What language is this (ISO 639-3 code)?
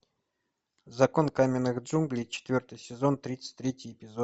rus